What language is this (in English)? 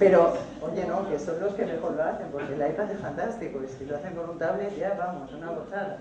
Spanish